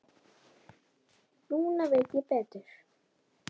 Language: Icelandic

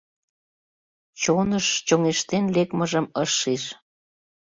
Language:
Mari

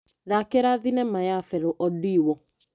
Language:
Kikuyu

